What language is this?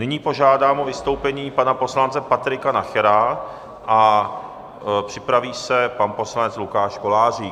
Czech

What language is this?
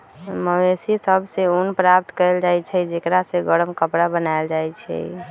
Magahi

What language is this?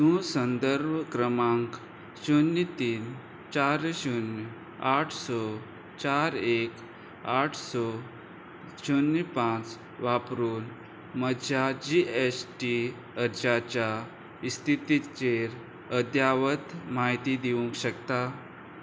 Konkani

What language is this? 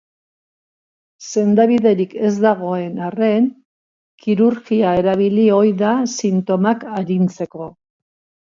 Basque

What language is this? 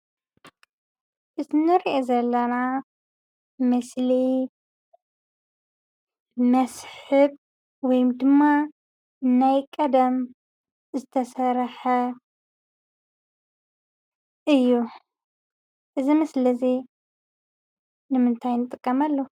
Tigrinya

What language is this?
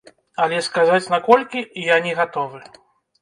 Belarusian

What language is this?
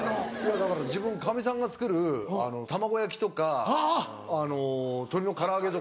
Japanese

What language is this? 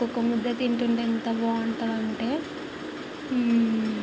Telugu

